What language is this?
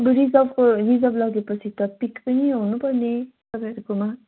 Nepali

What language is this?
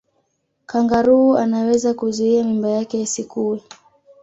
Swahili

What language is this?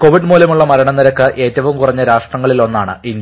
Malayalam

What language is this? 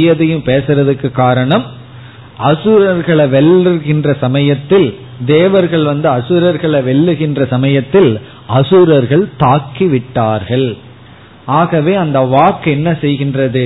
Tamil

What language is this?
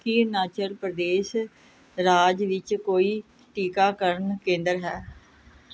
Punjabi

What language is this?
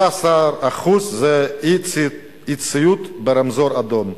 Hebrew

